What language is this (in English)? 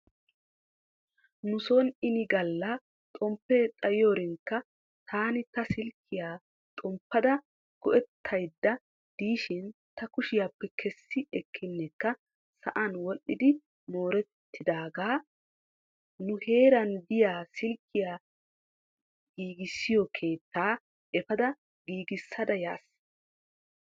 Wolaytta